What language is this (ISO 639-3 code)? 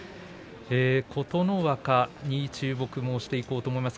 jpn